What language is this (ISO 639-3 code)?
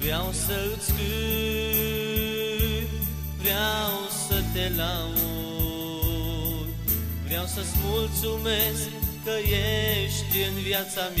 ron